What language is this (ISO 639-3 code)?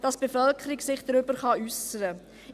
gsw